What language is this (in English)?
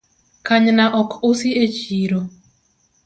Luo (Kenya and Tanzania)